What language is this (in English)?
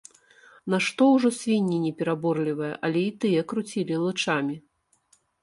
Belarusian